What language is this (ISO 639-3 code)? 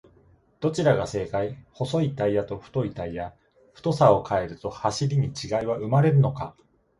jpn